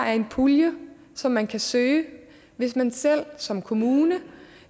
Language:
Danish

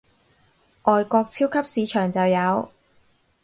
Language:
Cantonese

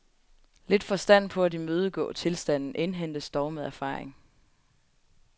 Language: Danish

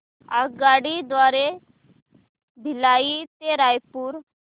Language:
Marathi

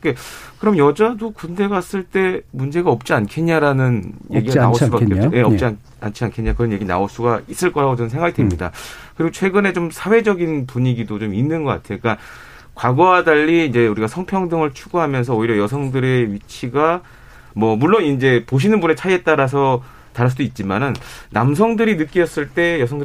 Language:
Korean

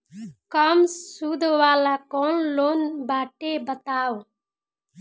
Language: Bhojpuri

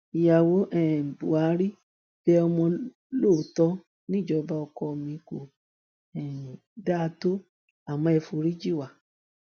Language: Yoruba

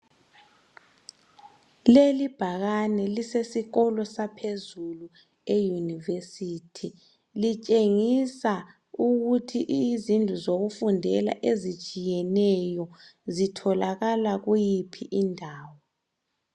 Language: North Ndebele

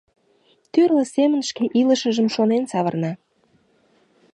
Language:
Mari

